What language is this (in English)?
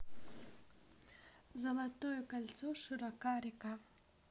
Russian